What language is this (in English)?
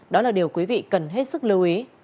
Vietnamese